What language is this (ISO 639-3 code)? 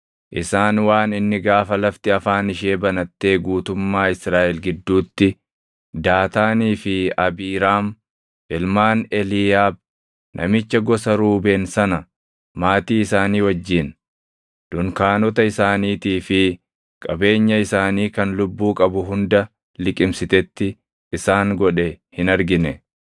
orm